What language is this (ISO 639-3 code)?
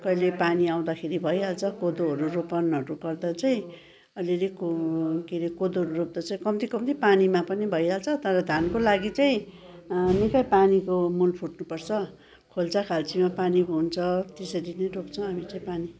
nep